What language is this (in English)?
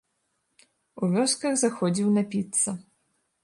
Belarusian